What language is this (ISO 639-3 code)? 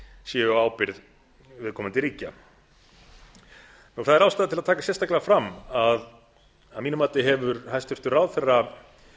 isl